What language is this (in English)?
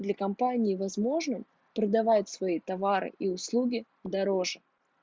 Russian